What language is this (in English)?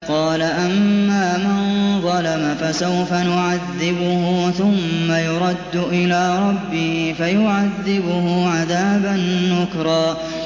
Arabic